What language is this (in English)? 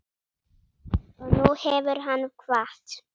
Icelandic